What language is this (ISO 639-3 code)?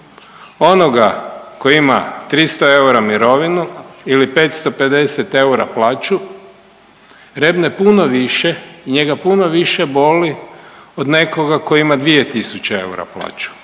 hrv